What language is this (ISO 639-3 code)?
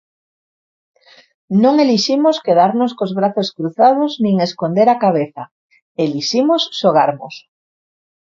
glg